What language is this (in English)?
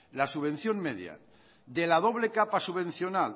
Spanish